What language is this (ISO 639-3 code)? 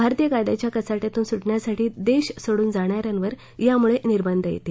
mar